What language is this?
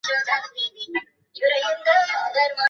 Bangla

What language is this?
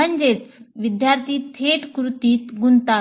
Marathi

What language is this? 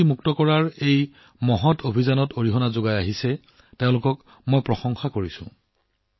Assamese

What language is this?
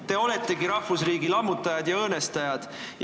Estonian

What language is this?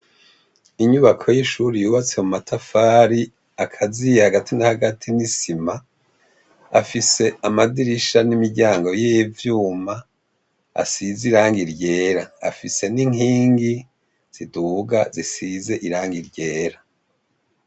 Rundi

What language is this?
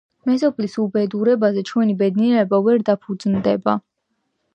Georgian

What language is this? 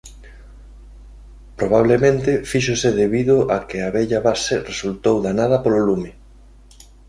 Galician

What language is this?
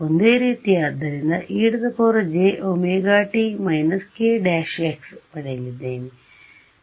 Kannada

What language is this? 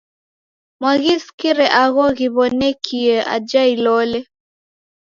Taita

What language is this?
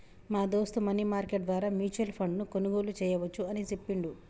Telugu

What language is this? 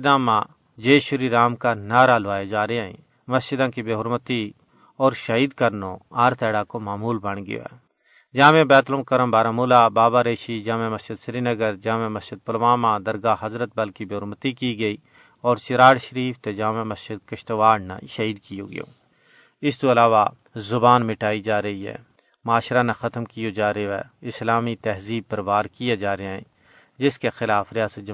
Urdu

